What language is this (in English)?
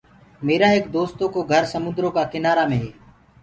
Gurgula